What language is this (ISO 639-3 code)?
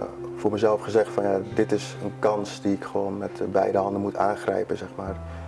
nld